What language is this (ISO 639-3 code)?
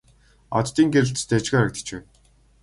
mon